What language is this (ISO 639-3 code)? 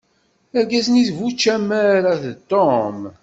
kab